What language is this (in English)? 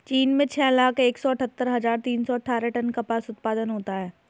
Hindi